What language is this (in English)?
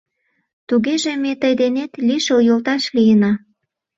Mari